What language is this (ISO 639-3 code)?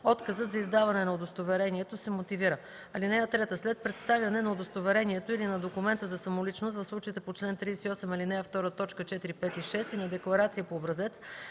bul